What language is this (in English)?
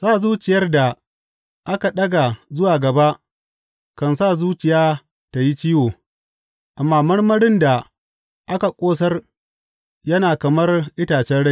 Hausa